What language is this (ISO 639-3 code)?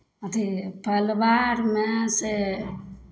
mai